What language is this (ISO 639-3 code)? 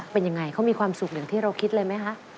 tha